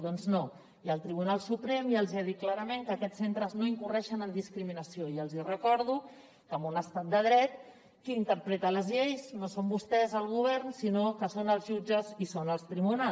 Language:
Catalan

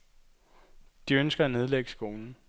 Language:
Danish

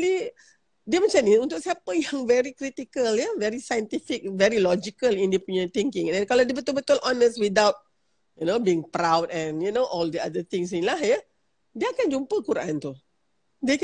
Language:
Malay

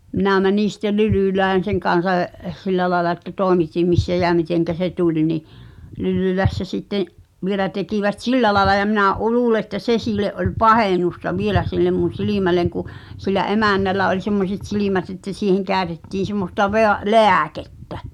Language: Finnish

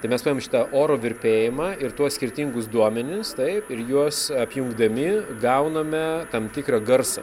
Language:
Lithuanian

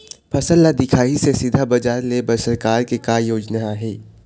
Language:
Chhattisgarhi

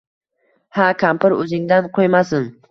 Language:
Uzbek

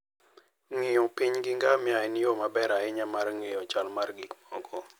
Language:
Luo (Kenya and Tanzania)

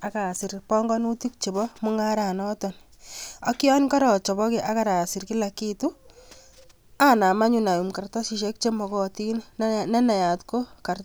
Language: Kalenjin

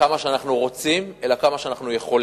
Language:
Hebrew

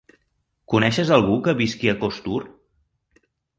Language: Catalan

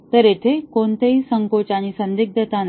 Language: Marathi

